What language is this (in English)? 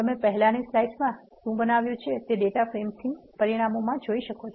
Gujarati